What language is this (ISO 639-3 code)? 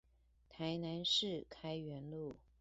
zho